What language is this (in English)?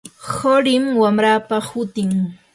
Yanahuanca Pasco Quechua